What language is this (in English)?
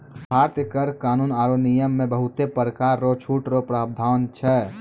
Maithili